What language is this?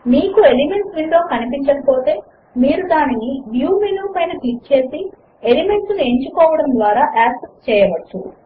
Telugu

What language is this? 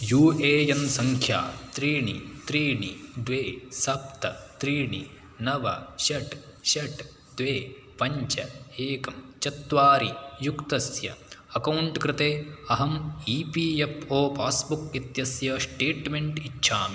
Sanskrit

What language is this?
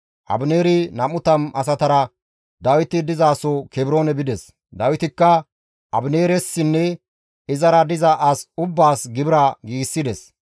Gamo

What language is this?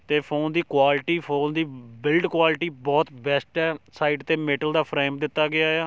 Punjabi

